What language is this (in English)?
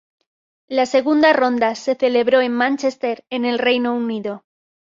Spanish